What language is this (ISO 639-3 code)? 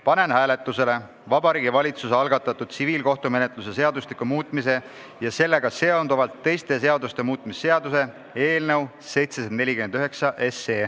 est